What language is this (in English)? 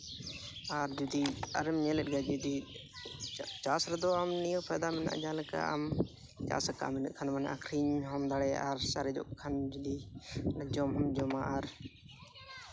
Santali